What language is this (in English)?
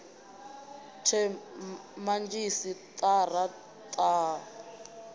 Venda